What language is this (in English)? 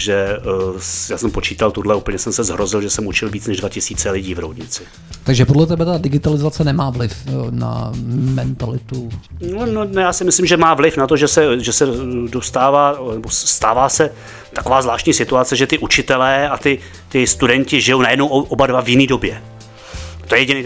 Czech